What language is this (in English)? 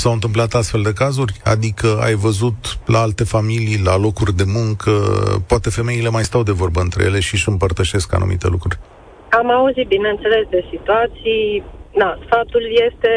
Romanian